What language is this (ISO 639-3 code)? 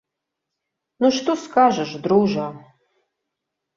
bel